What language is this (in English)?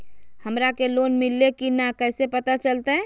Magahi